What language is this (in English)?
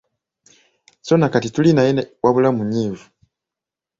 Ganda